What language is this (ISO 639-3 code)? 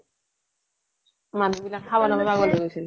asm